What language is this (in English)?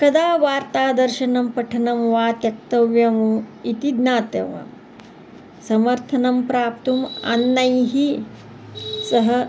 Sanskrit